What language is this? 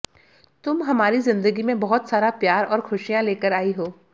Hindi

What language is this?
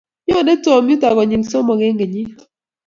Kalenjin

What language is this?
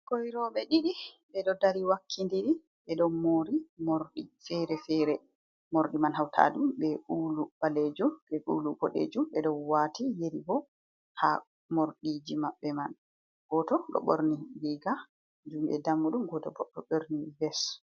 Fula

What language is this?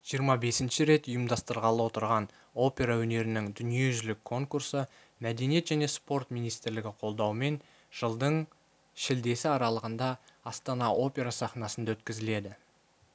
Kazakh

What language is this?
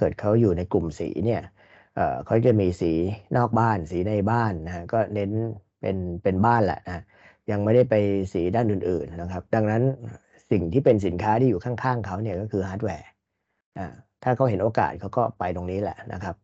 Thai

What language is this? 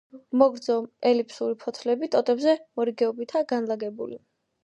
Georgian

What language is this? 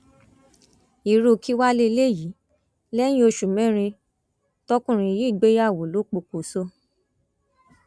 Yoruba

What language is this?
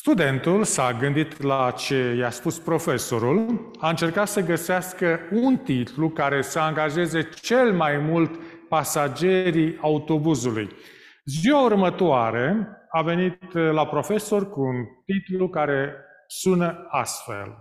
Romanian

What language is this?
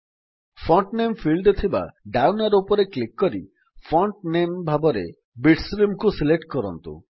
Odia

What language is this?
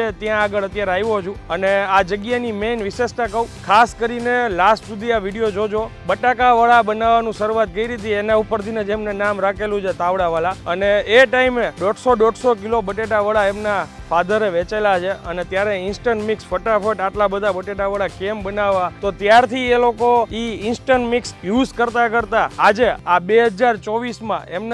Gujarati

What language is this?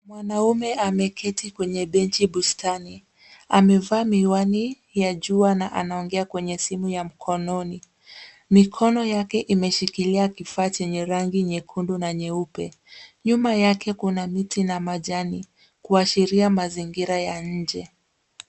Swahili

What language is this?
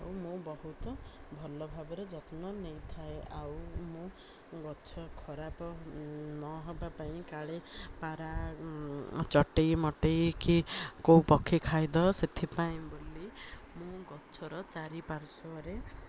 Odia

